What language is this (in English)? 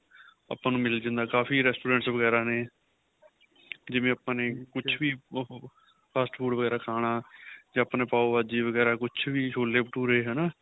Punjabi